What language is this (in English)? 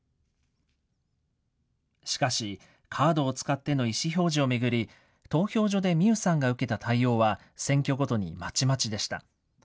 Japanese